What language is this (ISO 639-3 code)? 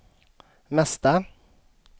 swe